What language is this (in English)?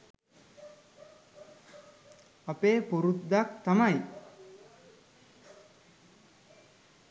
Sinhala